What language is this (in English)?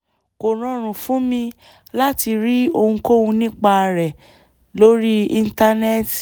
Yoruba